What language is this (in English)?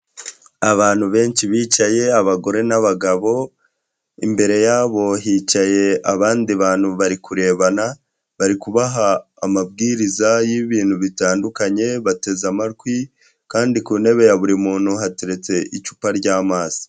Kinyarwanda